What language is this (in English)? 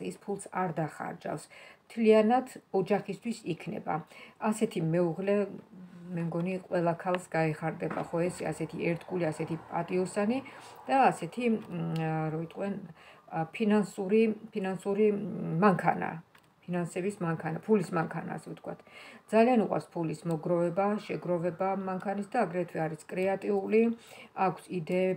Romanian